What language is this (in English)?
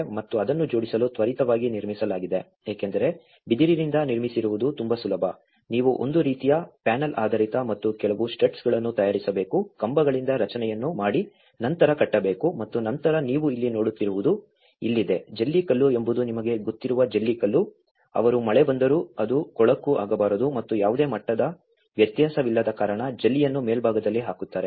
Kannada